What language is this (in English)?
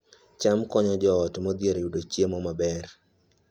Luo (Kenya and Tanzania)